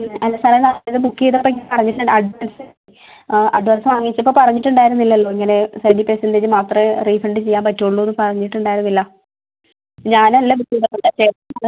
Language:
Malayalam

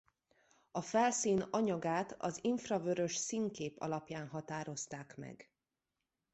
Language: Hungarian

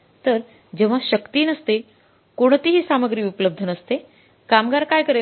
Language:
Marathi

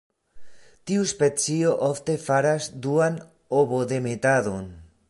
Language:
Esperanto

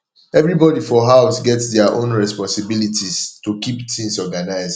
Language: Nigerian Pidgin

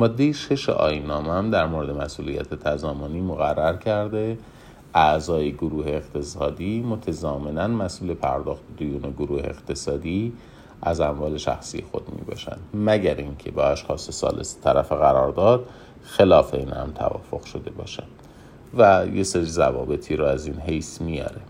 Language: Persian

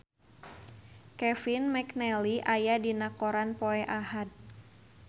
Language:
Sundanese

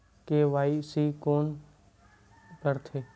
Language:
Chhattisgarhi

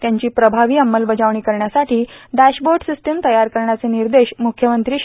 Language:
Marathi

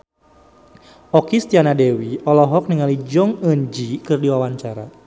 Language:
Sundanese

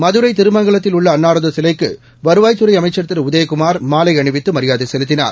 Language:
Tamil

